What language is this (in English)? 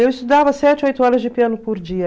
Portuguese